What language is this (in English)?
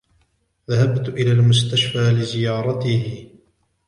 Arabic